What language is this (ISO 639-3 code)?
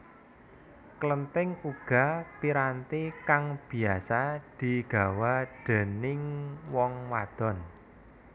jav